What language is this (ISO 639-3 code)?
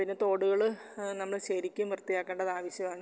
mal